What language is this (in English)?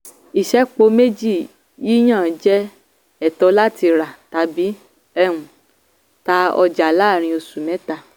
Yoruba